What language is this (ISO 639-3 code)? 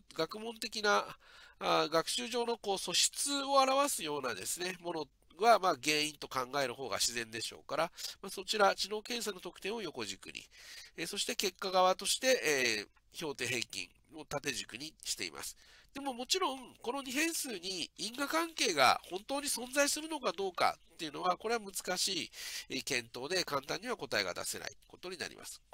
jpn